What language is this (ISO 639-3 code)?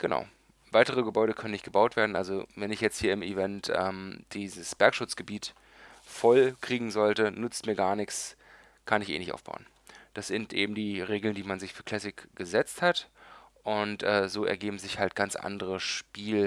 deu